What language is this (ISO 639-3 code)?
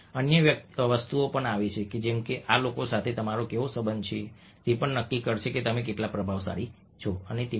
guj